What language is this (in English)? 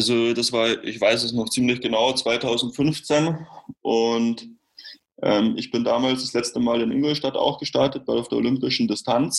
German